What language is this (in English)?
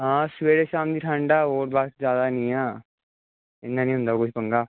Punjabi